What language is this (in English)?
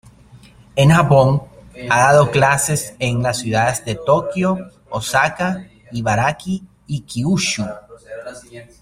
Spanish